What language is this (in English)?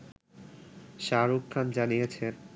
Bangla